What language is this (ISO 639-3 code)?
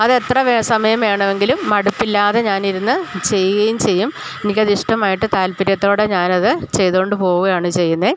mal